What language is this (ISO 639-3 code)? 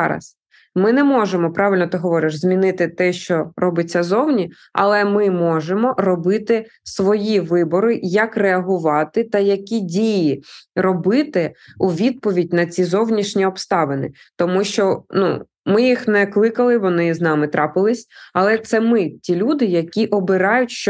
ukr